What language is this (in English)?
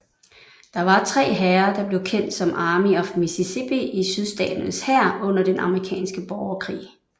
Danish